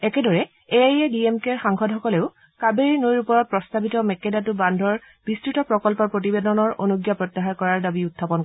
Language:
Assamese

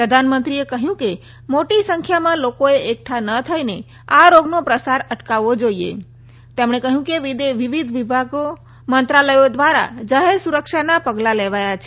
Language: Gujarati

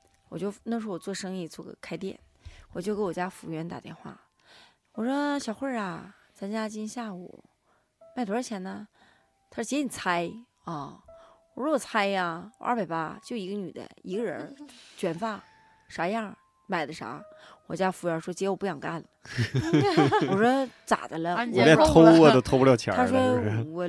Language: Chinese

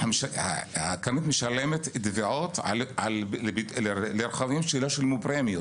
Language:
Hebrew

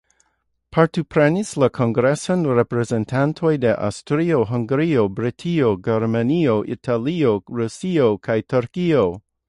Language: Esperanto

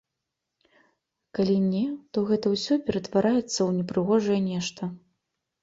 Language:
Belarusian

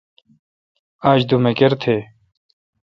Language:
Kalkoti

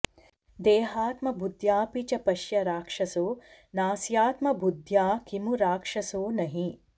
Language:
Sanskrit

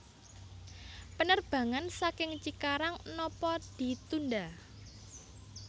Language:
Javanese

